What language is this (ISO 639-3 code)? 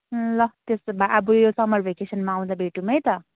nep